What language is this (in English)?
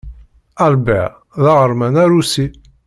Kabyle